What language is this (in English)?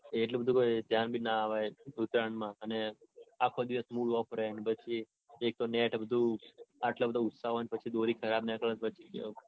Gujarati